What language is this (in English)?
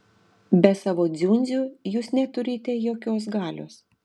Lithuanian